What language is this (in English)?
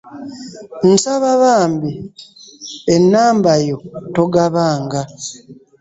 Ganda